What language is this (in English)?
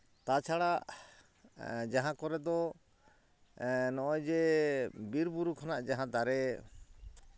Santali